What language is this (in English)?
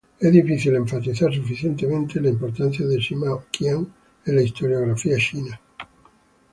Spanish